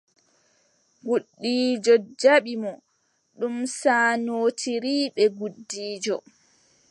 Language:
Adamawa Fulfulde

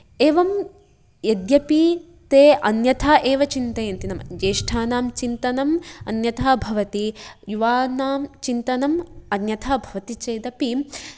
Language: Sanskrit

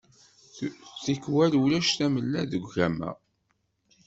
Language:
Kabyle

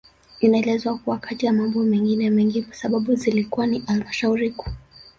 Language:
Swahili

